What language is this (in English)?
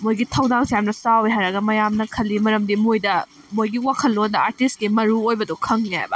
Manipuri